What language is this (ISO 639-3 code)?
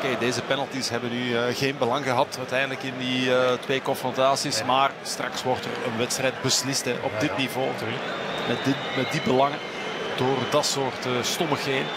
nld